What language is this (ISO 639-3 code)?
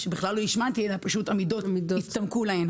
heb